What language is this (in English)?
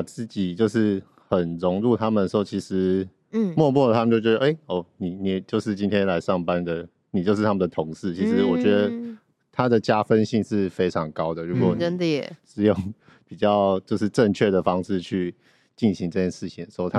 Chinese